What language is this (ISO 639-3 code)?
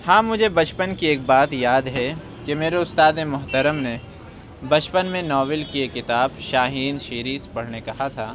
urd